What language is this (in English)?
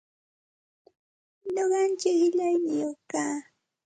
Santa Ana de Tusi Pasco Quechua